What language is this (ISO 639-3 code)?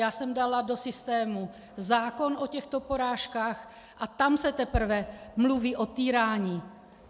ces